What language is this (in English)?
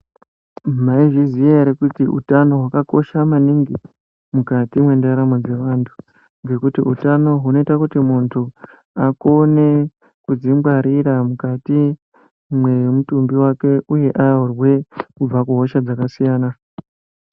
Ndau